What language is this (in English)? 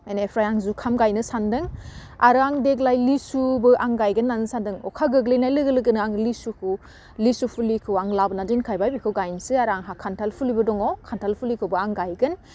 Bodo